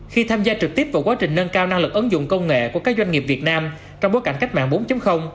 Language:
Vietnamese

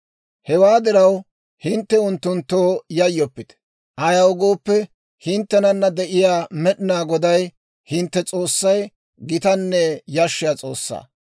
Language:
Dawro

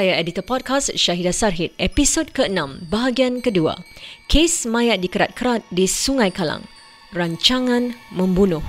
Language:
Malay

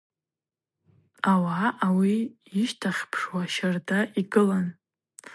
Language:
Abaza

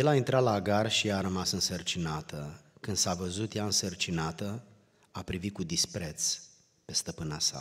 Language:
Romanian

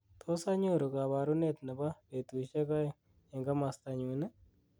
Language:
Kalenjin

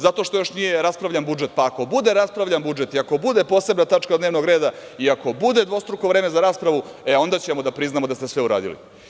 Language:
Serbian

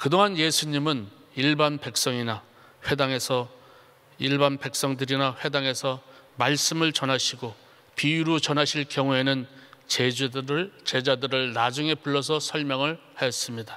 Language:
Korean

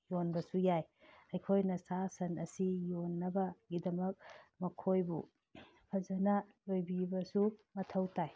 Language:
Manipuri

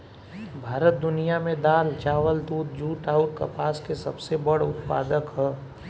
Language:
Bhojpuri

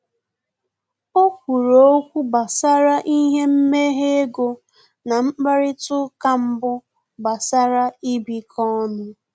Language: Igbo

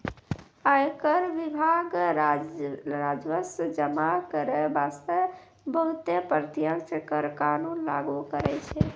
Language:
Maithili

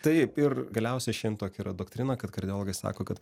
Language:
Lithuanian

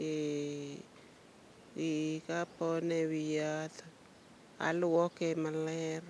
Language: Luo (Kenya and Tanzania)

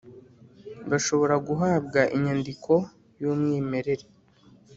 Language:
Kinyarwanda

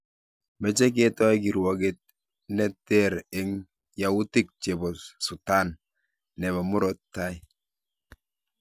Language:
Kalenjin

